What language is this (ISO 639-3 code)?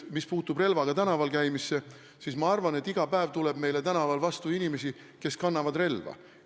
est